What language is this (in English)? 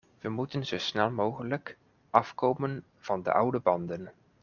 Dutch